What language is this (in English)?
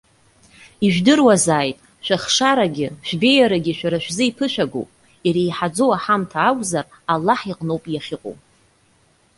Abkhazian